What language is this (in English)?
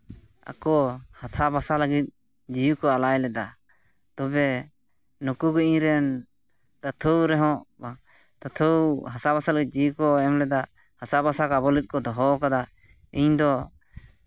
Santali